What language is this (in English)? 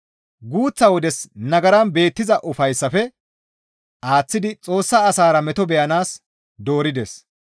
Gamo